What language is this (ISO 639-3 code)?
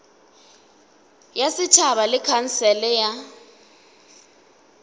nso